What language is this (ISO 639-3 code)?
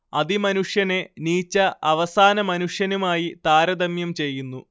mal